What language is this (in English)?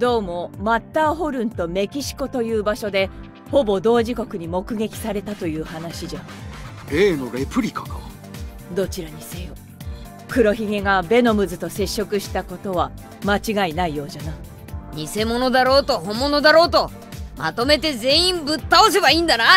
Japanese